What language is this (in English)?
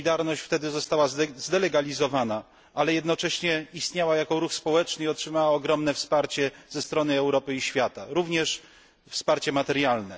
Polish